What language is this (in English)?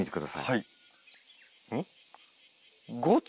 Japanese